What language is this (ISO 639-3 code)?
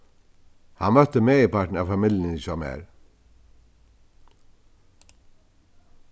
fao